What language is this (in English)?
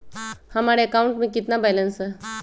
Magahi